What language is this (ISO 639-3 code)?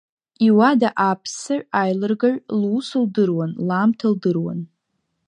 abk